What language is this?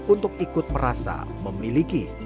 Indonesian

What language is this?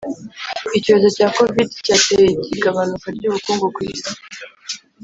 Kinyarwanda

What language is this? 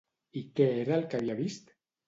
Catalan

